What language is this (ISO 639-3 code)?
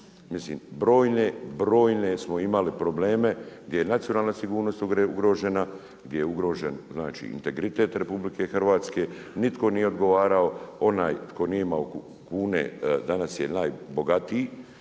hrv